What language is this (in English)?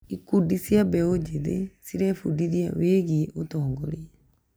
Kikuyu